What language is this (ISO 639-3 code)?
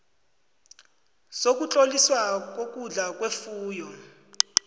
nbl